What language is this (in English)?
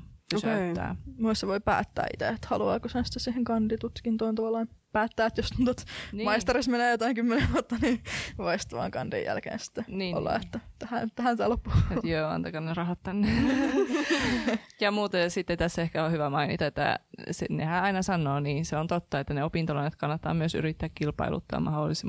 Finnish